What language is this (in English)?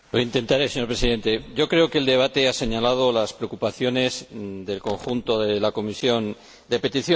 Spanish